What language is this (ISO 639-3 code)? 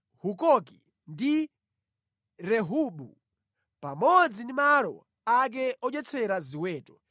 nya